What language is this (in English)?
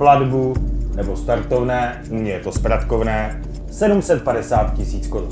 Czech